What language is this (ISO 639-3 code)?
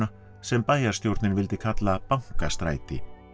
isl